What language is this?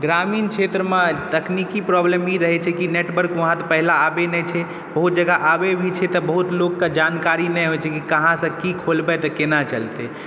Maithili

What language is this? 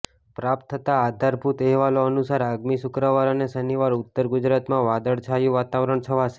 Gujarati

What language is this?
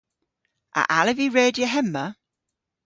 Cornish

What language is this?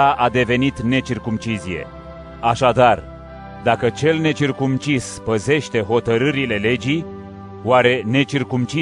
Romanian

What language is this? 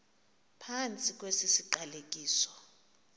Xhosa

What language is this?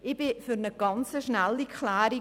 Swiss German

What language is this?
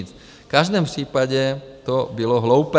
Czech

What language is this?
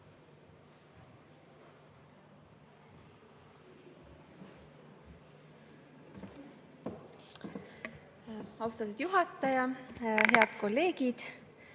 Estonian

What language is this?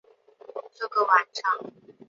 Chinese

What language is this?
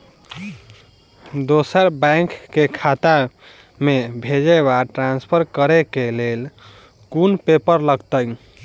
Maithili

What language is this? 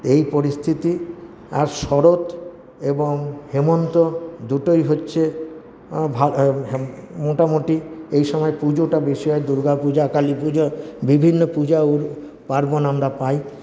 Bangla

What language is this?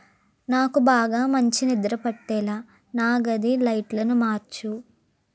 Telugu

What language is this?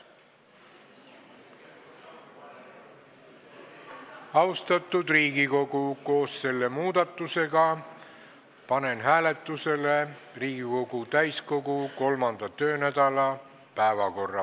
Estonian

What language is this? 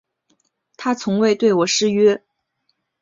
Chinese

